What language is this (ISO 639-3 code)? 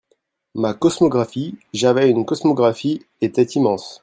fra